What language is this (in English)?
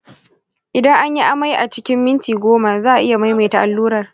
Hausa